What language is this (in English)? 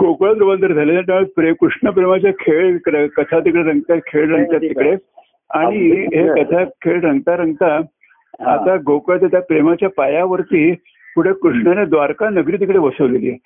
Marathi